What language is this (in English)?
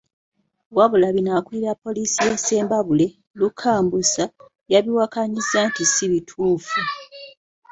Ganda